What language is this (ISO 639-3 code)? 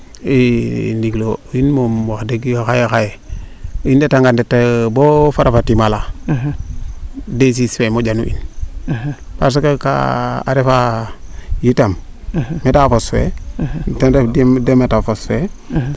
srr